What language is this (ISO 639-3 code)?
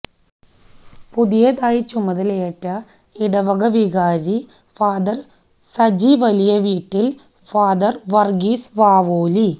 mal